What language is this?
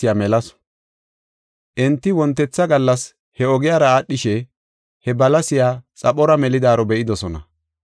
Gofa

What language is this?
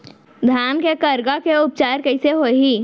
Chhattisgarhi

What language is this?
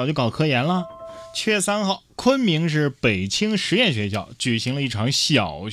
Chinese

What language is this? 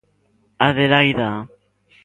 Galician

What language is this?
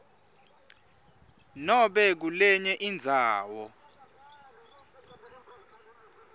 Swati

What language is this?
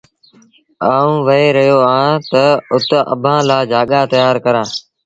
Sindhi Bhil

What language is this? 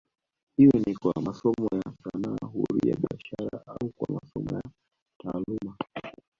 Swahili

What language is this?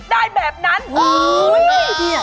Thai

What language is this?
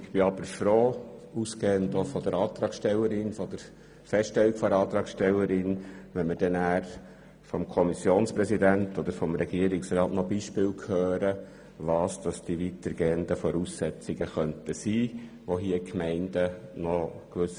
Swiss German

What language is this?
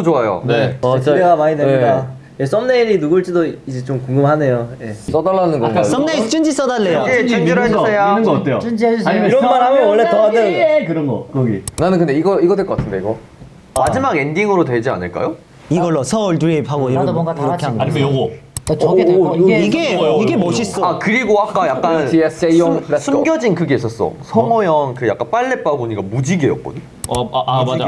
Korean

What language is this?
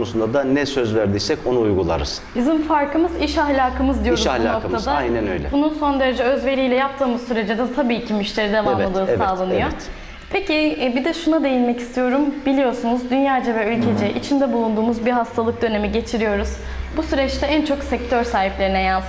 Turkish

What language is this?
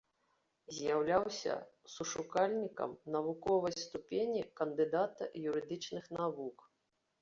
Belarusian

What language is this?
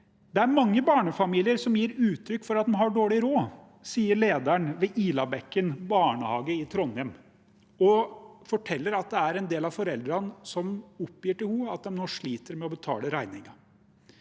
Norwegian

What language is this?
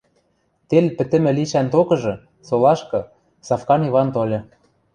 Western Mari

